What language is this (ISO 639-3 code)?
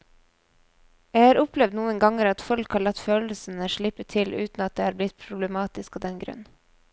nor